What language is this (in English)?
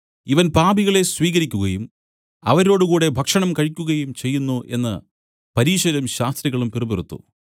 Malayalam